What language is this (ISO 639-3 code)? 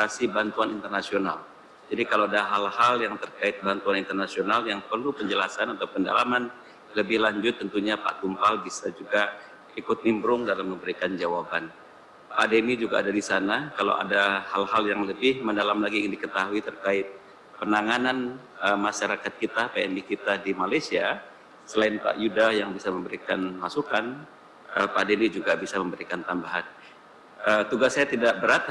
ind